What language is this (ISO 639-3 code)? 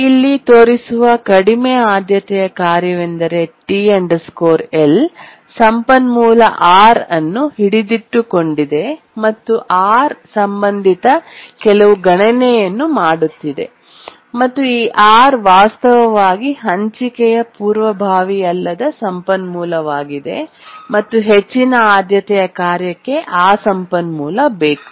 kan